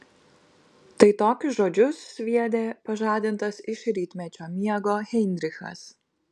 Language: Lithuanian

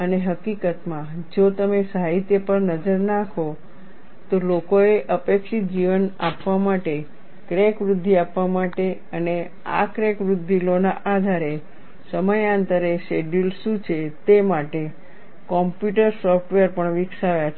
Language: Gujarati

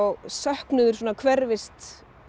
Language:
Icelandic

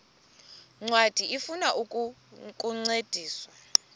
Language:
Xhosa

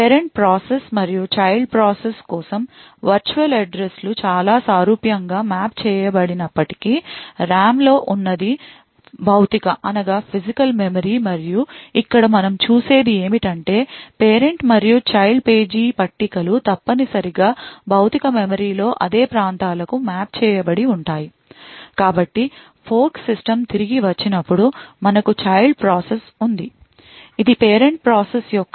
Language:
Telugu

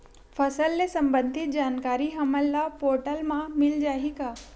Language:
Chhattisgarhi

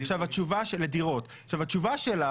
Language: Hebrew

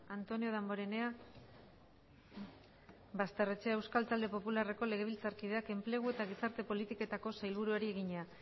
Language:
Basque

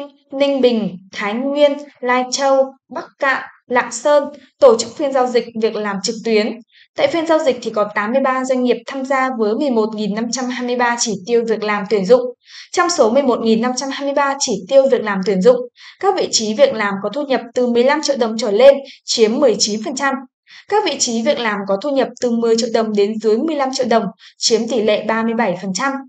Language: Vietnamese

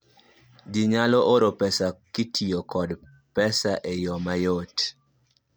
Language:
Luo (Kenya and Tanzania)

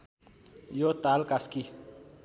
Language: Nepali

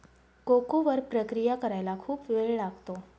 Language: Marathi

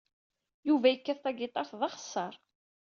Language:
Kabyle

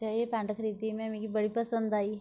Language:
Dogri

